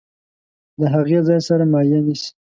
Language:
Pashto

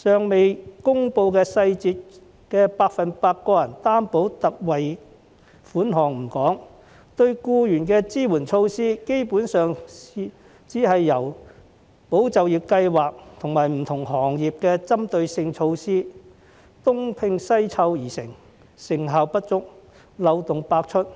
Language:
Cantonese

